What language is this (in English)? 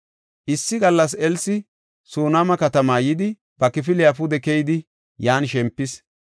Gofa